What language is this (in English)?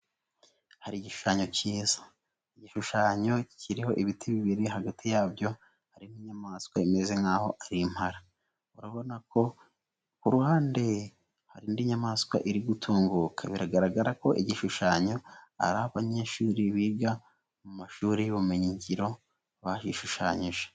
Kinyarwanda